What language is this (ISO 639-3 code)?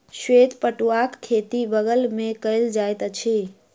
mai